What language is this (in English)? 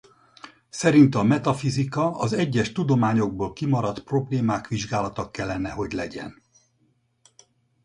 Hungarian